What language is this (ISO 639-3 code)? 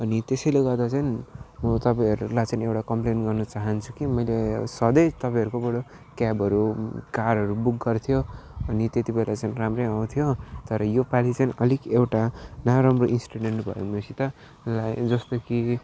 nep